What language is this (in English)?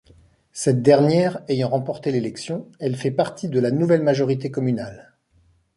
French